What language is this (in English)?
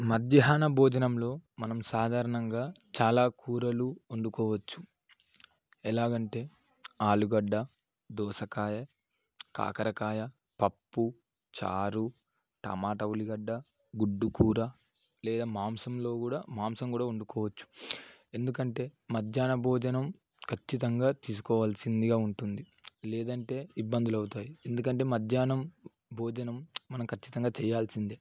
Telugu